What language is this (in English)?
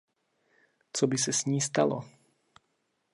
Czech